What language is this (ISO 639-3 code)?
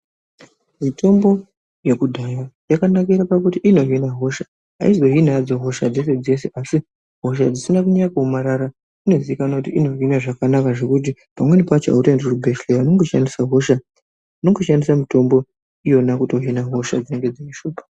ndc